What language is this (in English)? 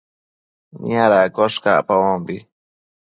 Matsés